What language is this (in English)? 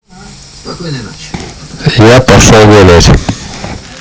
Russian